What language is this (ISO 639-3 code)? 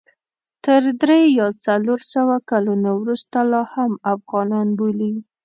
pus